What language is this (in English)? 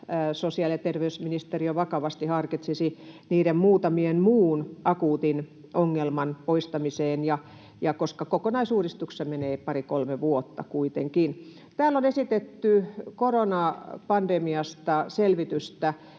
Finnish